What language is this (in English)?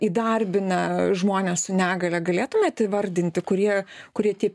Lithuanian